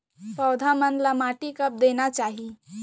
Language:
Chhattisgarhi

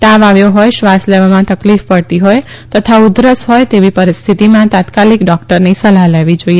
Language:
Gujarati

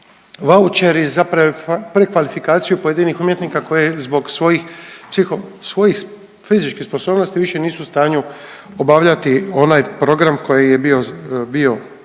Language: Croatian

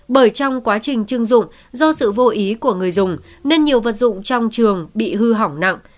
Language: Vietnamese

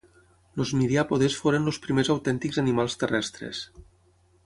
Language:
Catalan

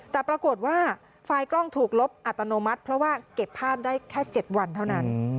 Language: Thai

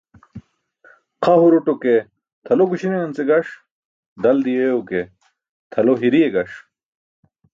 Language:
Burushaski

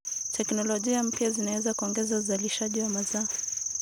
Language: Kalenjin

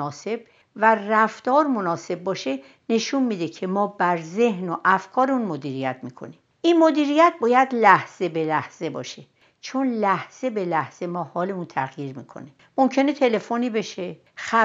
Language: Persian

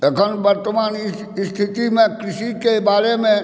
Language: Maithili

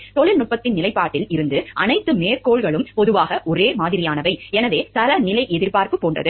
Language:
Tamil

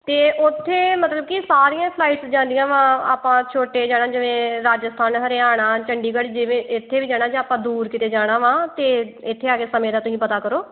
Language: Punjabi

